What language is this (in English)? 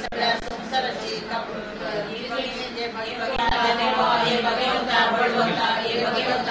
Romanian